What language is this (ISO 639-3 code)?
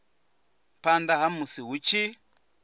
ven